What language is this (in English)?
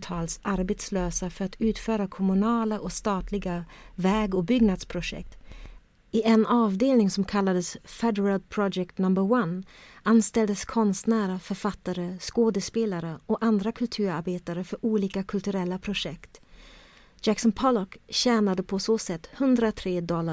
Swedish